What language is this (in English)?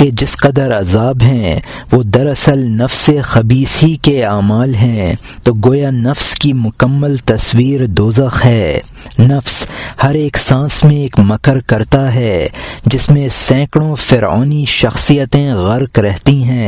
Urdu